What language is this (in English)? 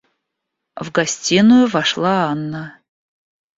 Russian